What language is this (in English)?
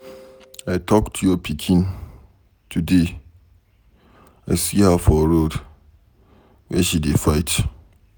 Nigerian Pidgin